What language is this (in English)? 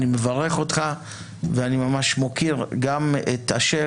Hebrew